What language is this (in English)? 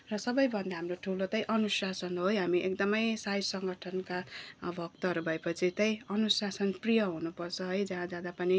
Nepali